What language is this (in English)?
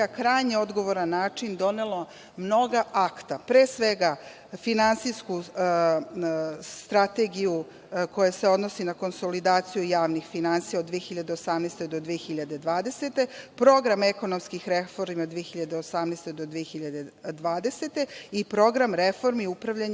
Serbian